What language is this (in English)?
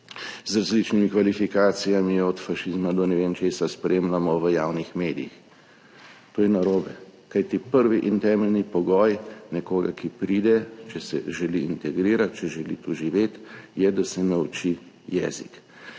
Slovenian